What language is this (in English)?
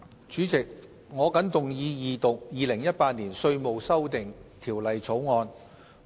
Cantonese